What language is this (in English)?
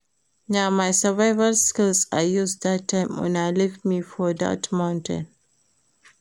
Nigerian Pidgin